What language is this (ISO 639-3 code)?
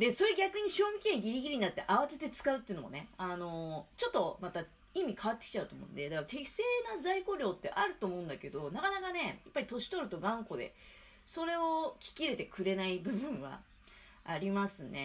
jpn